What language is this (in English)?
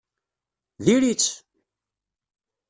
Kabyle